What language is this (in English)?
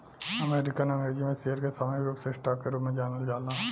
Bhojpuri